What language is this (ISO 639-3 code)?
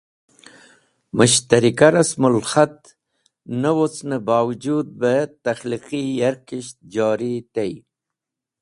wbl